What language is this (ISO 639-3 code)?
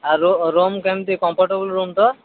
ori